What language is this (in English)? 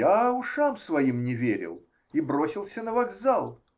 Russian